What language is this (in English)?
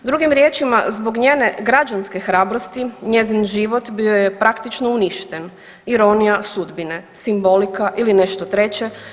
Croatian